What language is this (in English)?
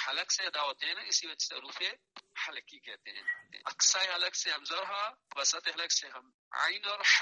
Arabic